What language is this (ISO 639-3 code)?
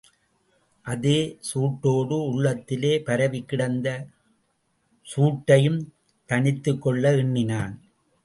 tam